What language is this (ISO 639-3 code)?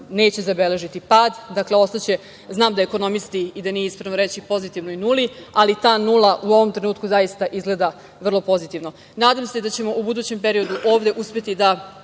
srp